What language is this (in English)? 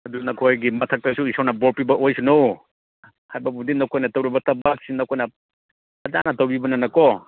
Manipuri